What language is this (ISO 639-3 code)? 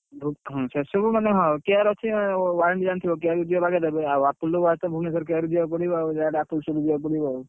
ori